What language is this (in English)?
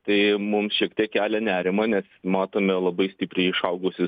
Lithuanian